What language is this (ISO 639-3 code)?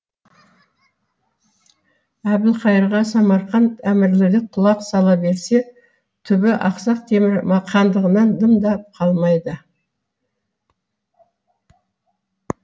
kaz